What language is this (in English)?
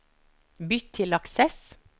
Norwegian